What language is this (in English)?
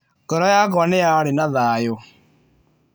Kikuyu